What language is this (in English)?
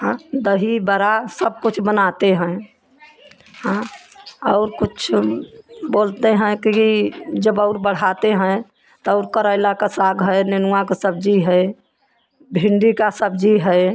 Hindi